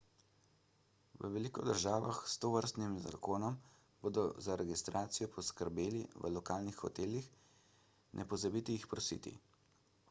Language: Slovenian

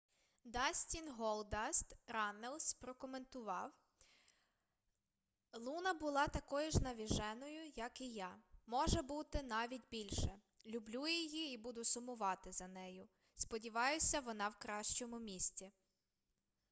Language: Ukrainian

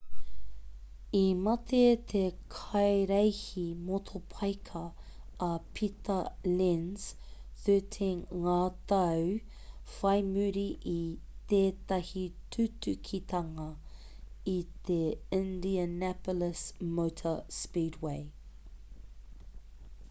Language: Māori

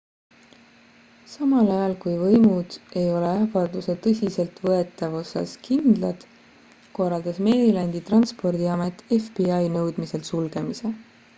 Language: Estonian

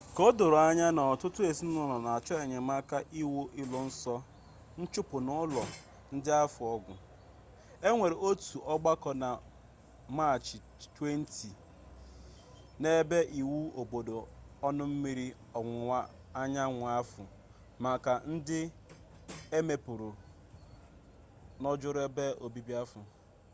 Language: Igbo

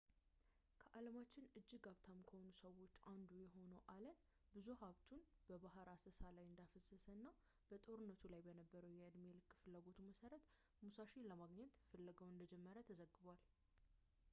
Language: Amharic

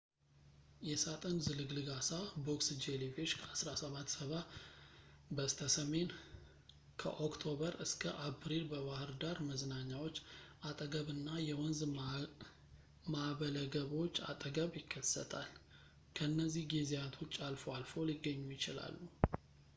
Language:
Amharic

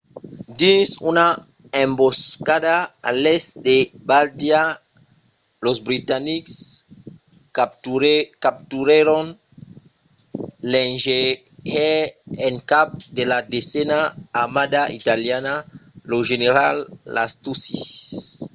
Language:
Occitan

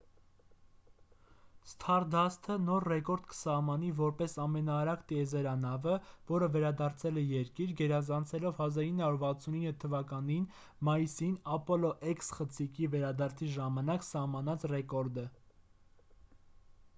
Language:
Armenian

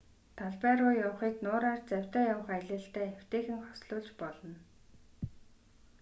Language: Mongolian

